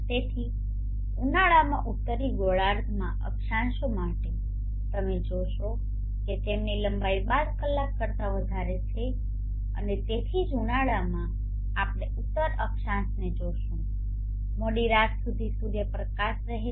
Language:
Gujarati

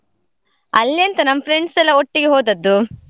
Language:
Kannada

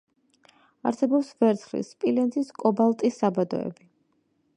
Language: Georgian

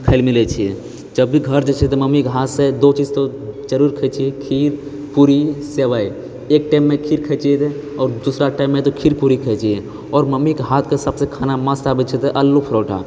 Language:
Maithili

